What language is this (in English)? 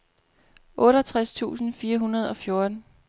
Danish